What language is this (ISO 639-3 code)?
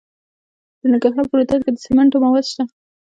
pus